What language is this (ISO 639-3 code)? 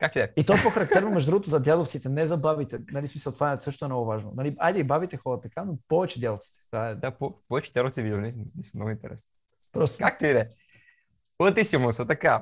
bul